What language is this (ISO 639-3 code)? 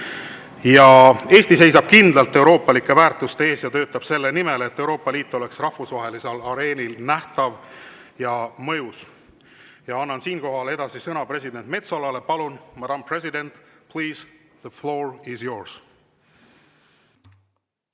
est